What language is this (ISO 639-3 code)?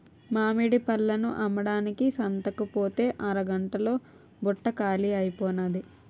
tel